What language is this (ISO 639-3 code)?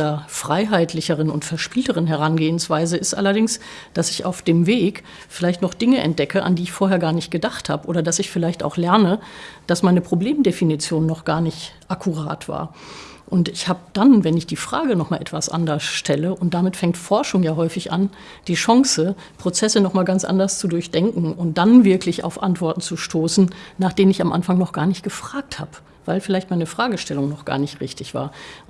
deu